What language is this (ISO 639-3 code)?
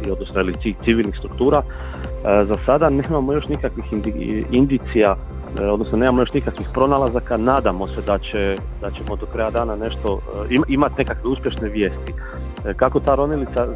hrv